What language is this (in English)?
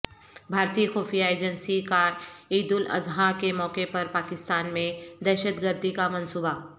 Urdu